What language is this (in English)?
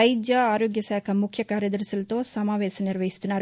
Telugu